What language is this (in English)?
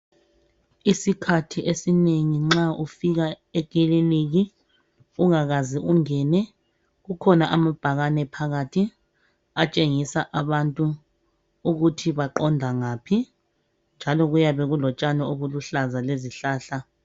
North Ndebele